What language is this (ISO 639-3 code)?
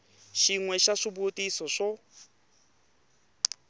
tso